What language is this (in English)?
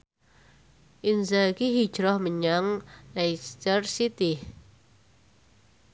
Javanese